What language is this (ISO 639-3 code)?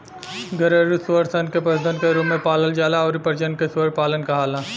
bho